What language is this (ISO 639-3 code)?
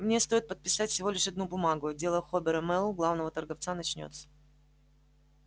rus